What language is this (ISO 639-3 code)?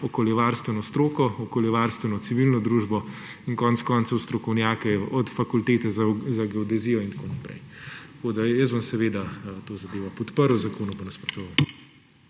slv